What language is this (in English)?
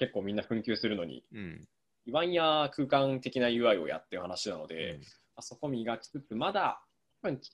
Japanese